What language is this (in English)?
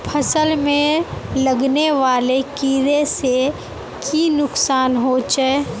Magahi